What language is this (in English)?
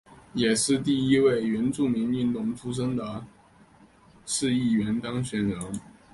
Chinese